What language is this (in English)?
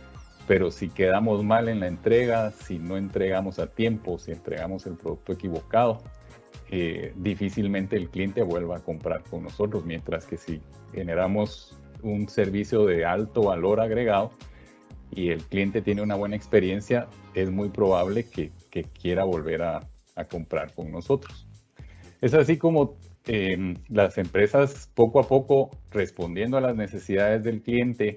Spanish